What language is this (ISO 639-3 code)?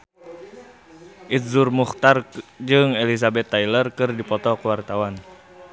sun